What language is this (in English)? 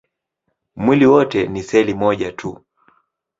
Swahili